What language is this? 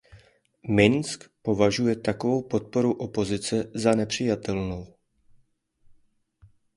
Czech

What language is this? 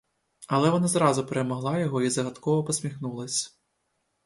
Ukrainian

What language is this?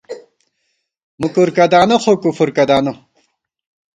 Gawar-Bati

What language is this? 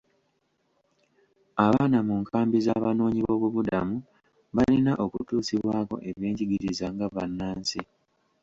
Ganda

